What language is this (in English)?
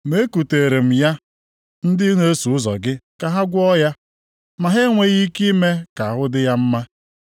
Igbo